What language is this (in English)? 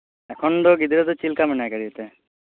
Santali